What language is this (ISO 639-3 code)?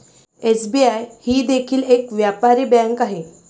mar